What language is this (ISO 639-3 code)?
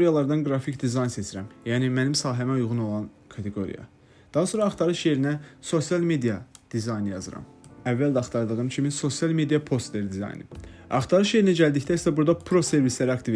tur